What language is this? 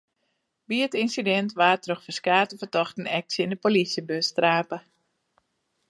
Western Frisian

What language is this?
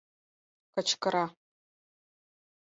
Mari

